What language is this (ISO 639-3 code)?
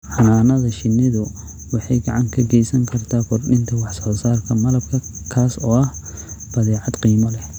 som